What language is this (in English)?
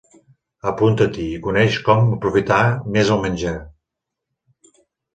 Catalan